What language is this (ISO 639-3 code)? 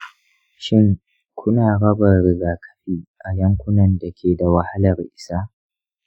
hau